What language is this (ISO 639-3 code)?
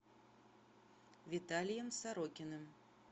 rus